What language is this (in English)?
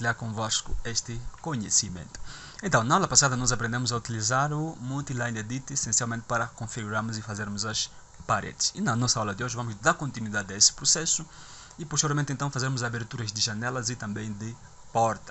Portuguese